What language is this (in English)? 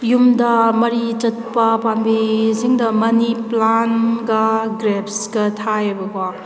Manipuri